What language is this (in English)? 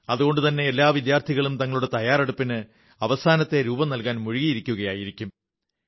Malayalam